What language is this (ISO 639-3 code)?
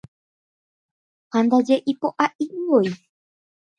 grn